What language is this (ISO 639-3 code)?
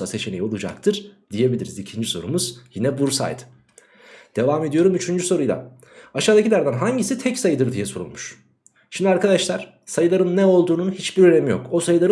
tur